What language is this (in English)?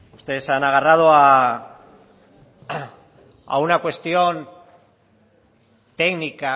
Spanish